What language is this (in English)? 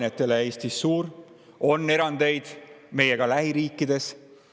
Estonian